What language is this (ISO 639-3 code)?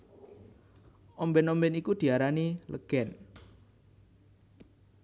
jav